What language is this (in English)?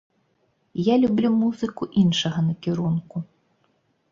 Belarusian